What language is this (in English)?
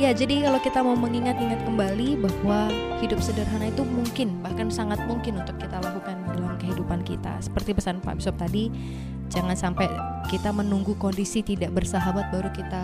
Indonesian